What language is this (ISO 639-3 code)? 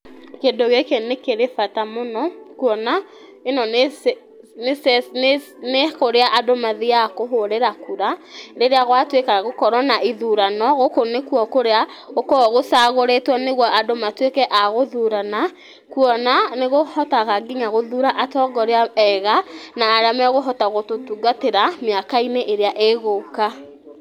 kik